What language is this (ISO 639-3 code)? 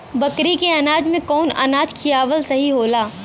bho